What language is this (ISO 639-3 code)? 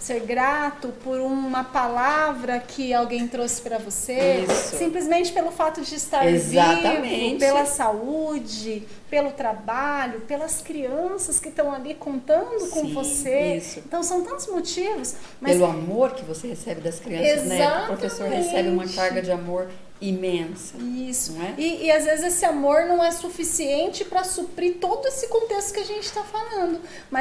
por